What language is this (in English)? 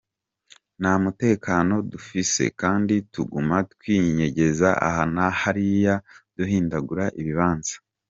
Kinyarwanda